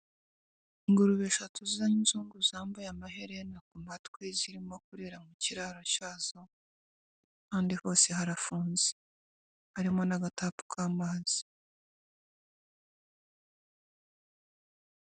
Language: Kinyarwanda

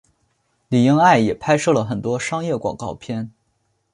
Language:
Chinese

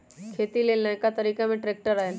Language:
Magahi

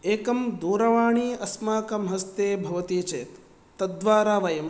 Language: Sanskrit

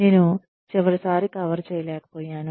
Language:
Telugu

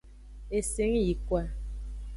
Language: Aja (Benin)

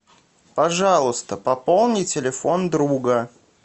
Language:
Russian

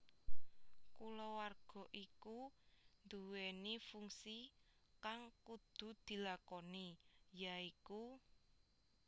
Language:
Javanese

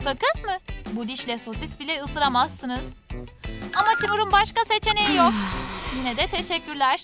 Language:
Turkish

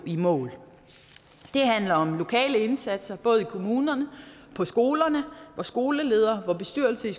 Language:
Danish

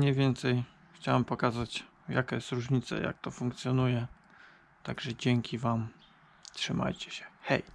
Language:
Polish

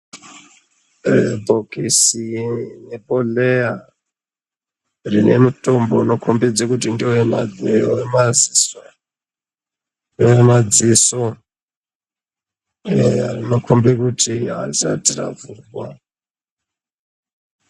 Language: Ndau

